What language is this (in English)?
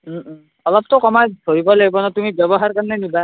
Assamese